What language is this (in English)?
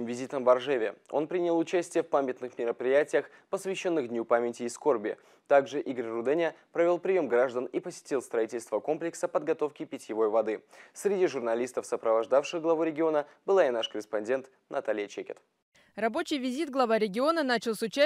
Russian